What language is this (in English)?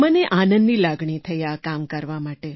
Gujarati